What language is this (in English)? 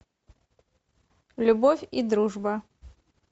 Russian